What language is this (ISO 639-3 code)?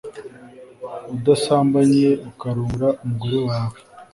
kin